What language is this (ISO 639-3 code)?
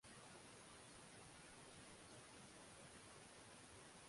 swa